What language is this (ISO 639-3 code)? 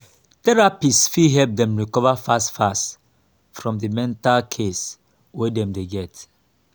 pcm